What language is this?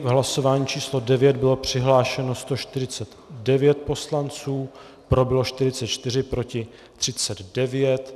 Czech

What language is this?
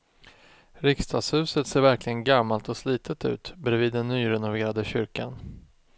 Swedish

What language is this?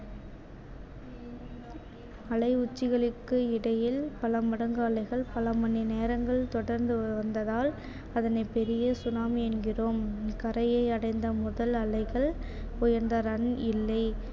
Tamil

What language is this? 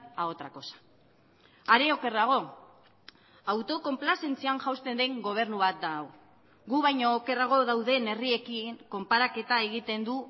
Basque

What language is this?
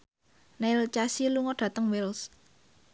Javanese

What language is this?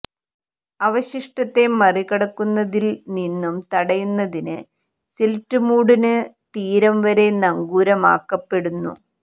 Malayalam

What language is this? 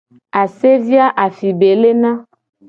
Gen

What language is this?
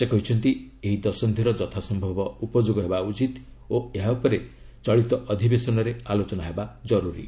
Odia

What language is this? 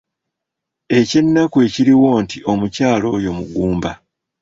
Ganda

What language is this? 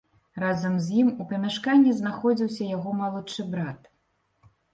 Belarusian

